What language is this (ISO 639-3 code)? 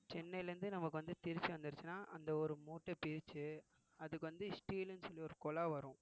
tam